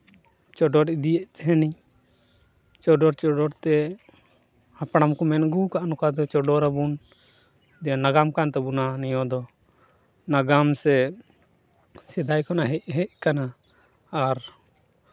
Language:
Santali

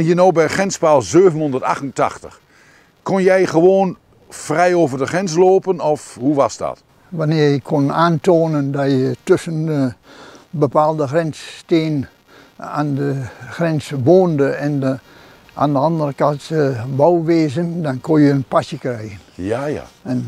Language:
Dutch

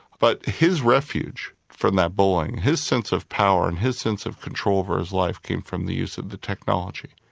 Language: English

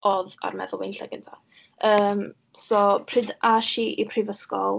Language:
Welsh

